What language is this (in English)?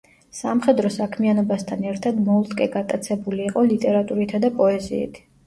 Georgian